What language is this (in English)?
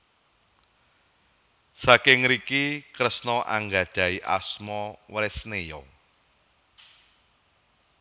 Javanese